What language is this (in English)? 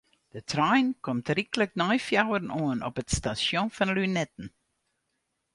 Western Frisian